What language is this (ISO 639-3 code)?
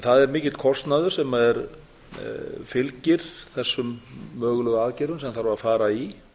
isl